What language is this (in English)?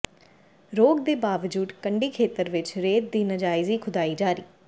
Punjabi